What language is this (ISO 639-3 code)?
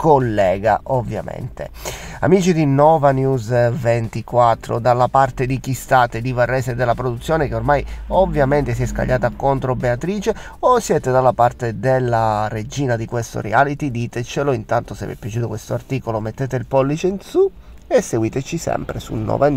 ita